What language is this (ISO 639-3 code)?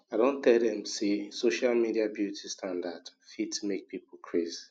pcm